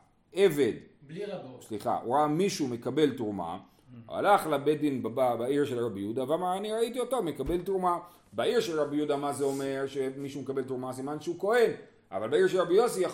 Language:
Hebrew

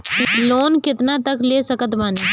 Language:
Bhojpuri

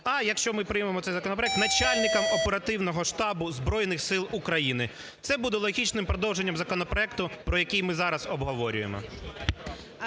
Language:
Ukrainian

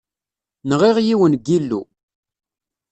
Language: Kabyle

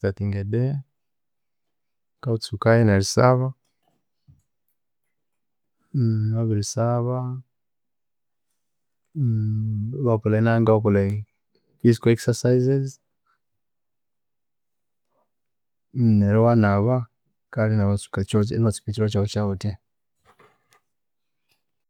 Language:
Konzo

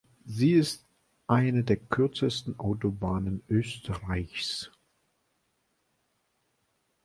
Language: German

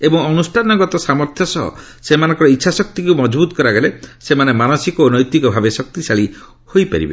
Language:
Odia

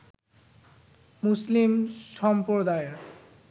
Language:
Bangla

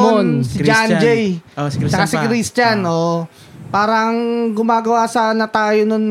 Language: Filipino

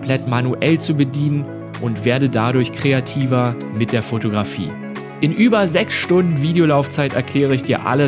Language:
German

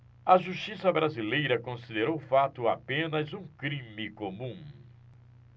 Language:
Portuguese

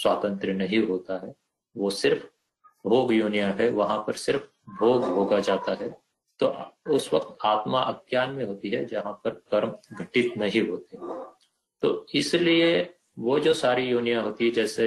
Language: Hindi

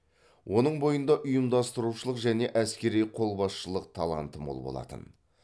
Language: Kazakh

